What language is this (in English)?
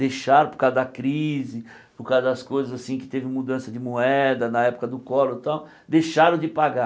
Portuguese